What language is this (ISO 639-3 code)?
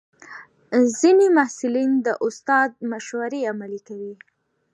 pus